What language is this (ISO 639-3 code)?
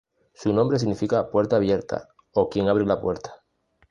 spa